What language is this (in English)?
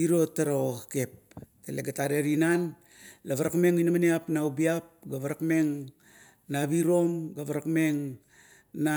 Kuot